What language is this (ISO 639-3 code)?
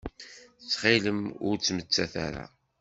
kab